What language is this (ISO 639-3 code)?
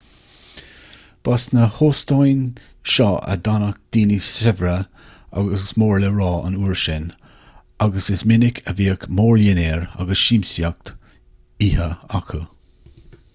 gle